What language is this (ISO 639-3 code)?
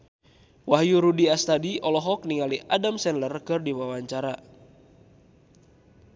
sun